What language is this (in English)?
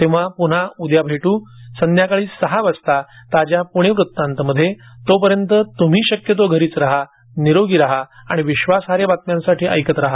Marathi